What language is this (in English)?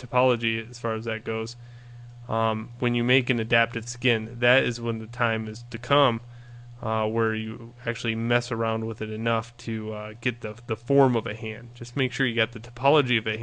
English